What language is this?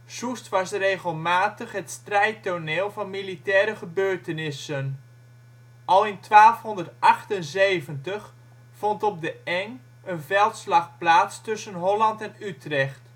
Dutch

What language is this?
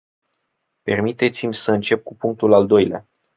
Romanian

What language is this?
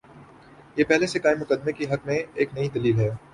Urdu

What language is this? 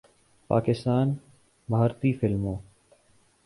Urdu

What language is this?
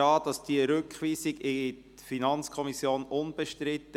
Swiss German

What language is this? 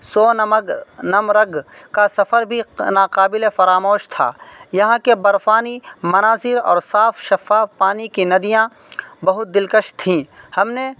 Urdu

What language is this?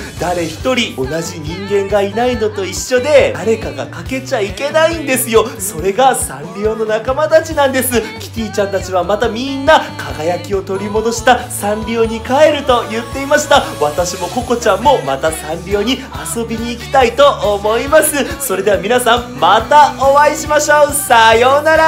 Japanese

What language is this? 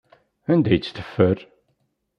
Kabyle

